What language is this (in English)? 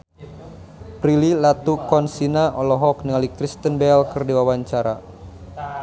Sundanese